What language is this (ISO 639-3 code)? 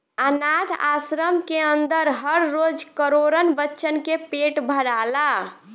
bho